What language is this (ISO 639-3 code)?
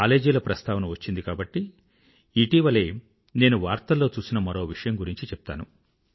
tel